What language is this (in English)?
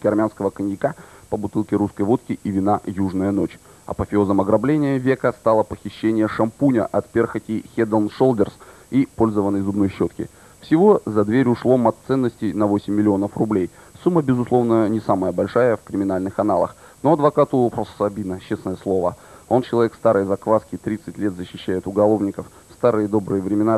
Russian